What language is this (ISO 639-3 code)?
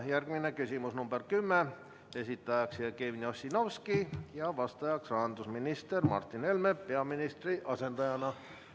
est